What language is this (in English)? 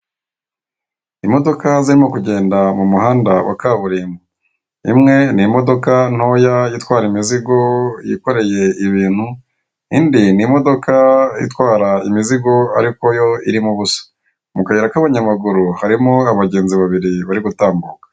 Kinyarwanda